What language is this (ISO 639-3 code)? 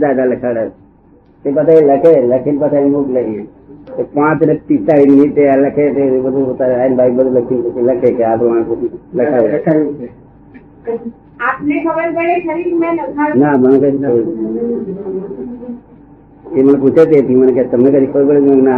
guj